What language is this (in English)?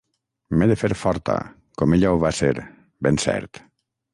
Catalan